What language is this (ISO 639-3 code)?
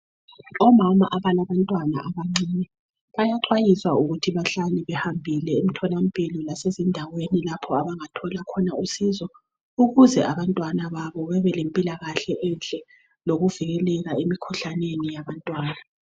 nde